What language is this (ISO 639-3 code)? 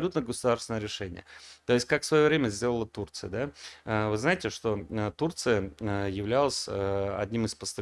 rus